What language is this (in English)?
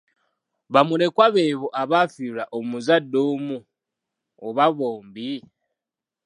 Ganda